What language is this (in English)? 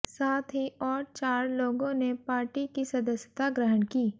Hindi